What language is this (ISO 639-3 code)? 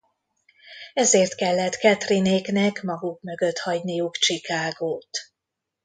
hun